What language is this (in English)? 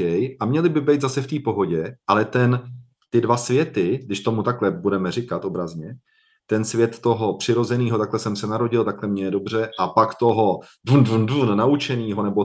Czech